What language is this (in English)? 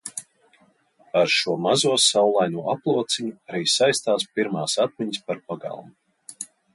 Latvian